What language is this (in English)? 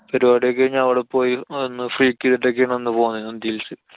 Malayalam